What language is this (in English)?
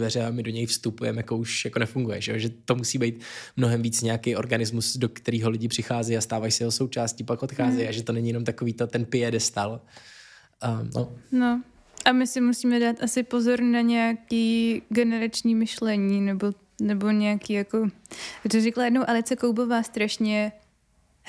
Czech